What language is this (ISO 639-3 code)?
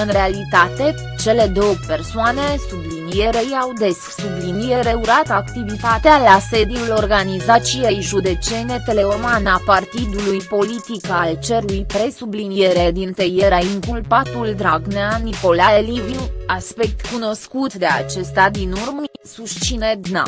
ron